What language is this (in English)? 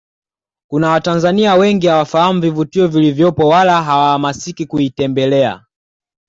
Swahili